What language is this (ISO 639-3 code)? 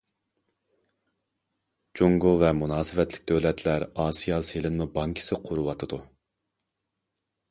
uig